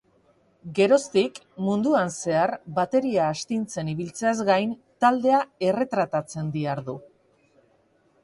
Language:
Basque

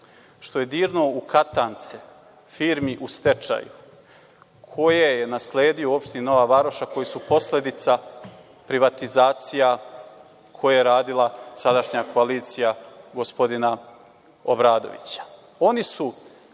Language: Serbian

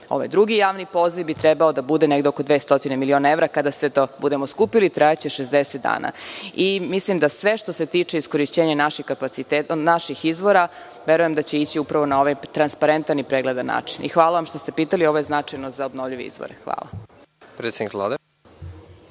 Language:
Serbian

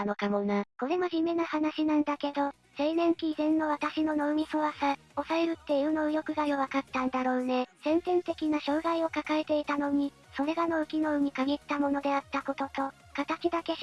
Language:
Japanese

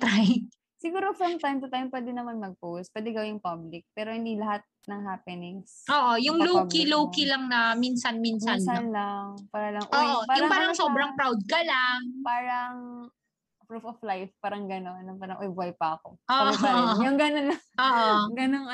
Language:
Filipino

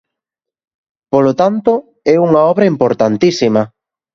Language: Galician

